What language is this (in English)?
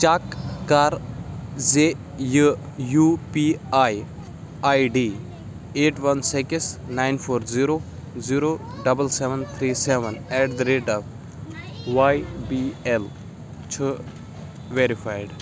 Kashmiri